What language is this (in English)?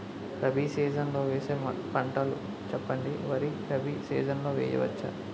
Telugu